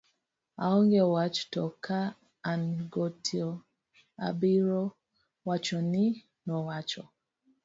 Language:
Luo (Kenya and Tanzania)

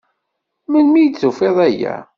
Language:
Kabyle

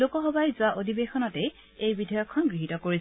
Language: Assamese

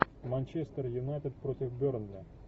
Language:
Russian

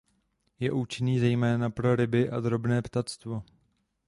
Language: Czech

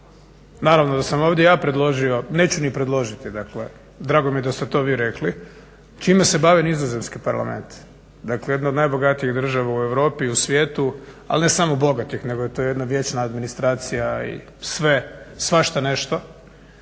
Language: Croatian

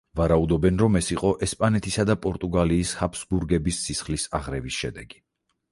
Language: Georgian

